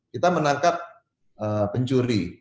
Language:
Indonesian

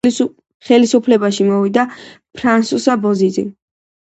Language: Georgian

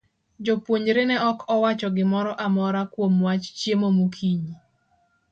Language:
Luo (Kenya and Tanzania)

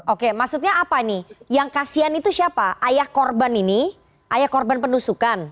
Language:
Indonesian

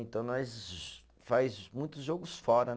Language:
Portuguese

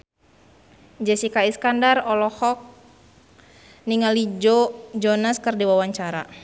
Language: Sundanese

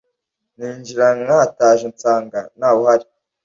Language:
Kinyarwanda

